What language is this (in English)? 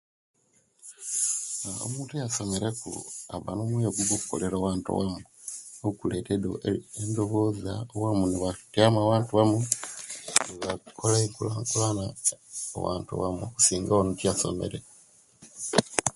Kenyi